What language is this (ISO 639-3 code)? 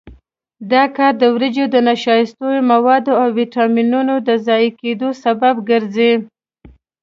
pus